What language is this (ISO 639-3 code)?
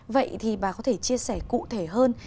vie